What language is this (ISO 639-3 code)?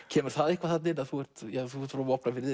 isl